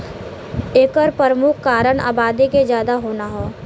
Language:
Bhojpuri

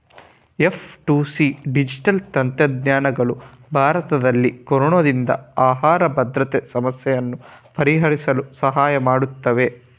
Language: Kannada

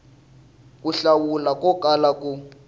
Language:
Tsonga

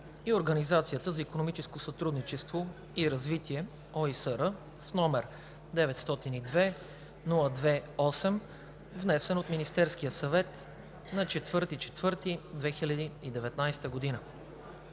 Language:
Bulgarian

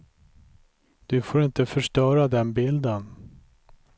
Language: Swedish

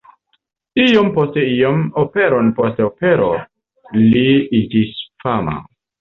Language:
Esperanto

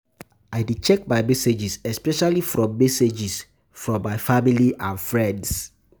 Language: Nigerian Pidgin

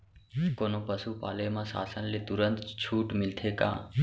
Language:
Chhattisgarhi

